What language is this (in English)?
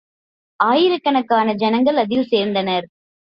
Tamil